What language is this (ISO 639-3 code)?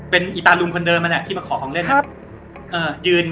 tha